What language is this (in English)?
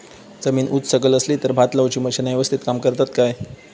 Marathi